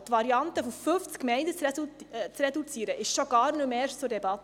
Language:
Swiss German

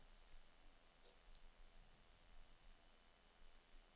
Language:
Danish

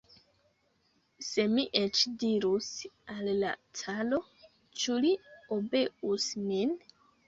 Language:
Esperanto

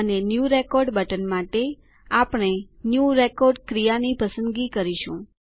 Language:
Gujarati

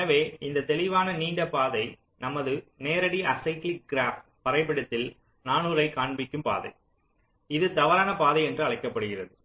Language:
Tamil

